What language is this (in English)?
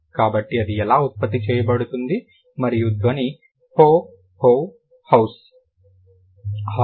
Telugu